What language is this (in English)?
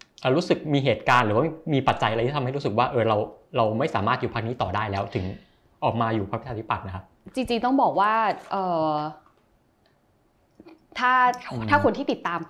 Thai